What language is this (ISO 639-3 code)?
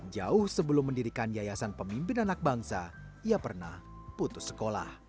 ind